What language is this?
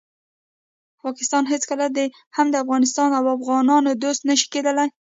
Pashto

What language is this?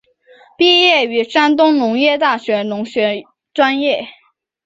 Chinese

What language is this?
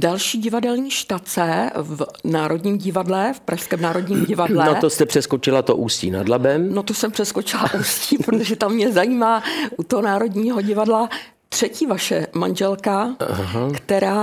Czech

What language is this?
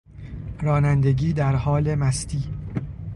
Persian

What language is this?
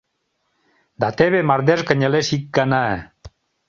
Mari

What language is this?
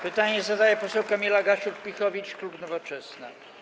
Polish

